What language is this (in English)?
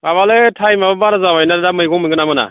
Bodo